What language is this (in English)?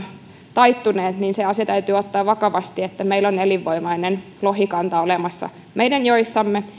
Finnish